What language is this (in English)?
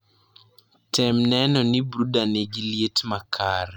Luo (Kenya and Tanzania)